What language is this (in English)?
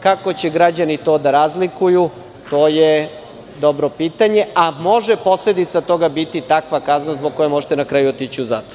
Serbian